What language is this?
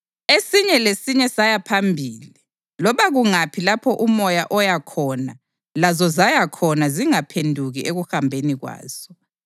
North Ndebele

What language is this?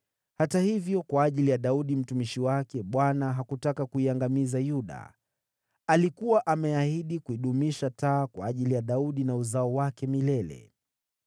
Swahili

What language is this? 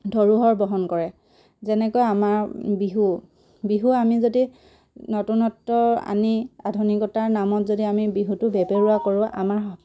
Assamese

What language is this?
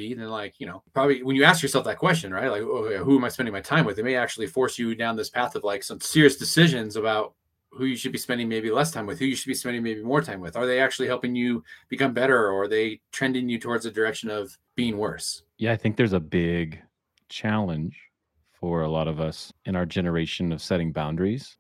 English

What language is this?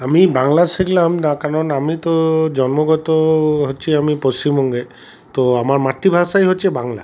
Bangla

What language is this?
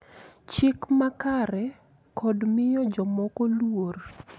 Luo (Kenya and Tanzania)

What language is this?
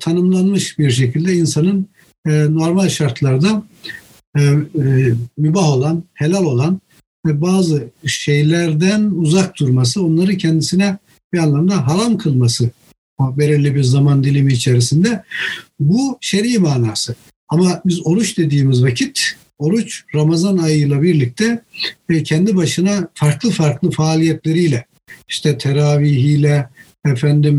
Turkish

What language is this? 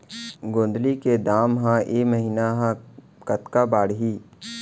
Chhattisgarhi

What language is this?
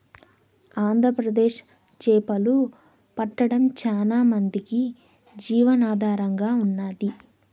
Telugu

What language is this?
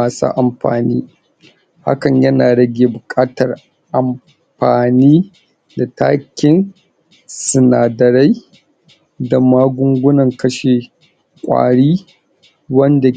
Hausa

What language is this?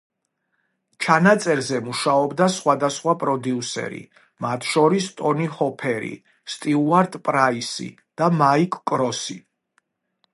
Georgian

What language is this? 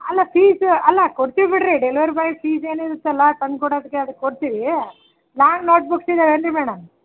Kannada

